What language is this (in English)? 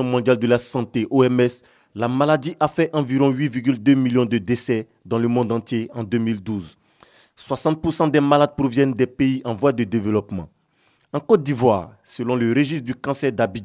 French